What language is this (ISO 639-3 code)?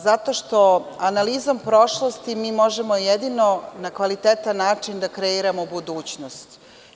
srp